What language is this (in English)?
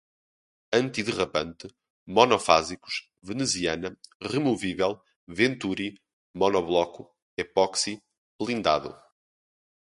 Portuguese